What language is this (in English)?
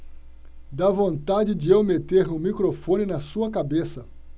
Portuguese